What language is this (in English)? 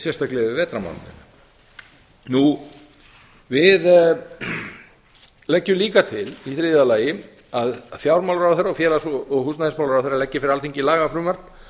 Icelandic